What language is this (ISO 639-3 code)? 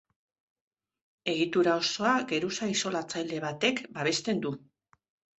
eus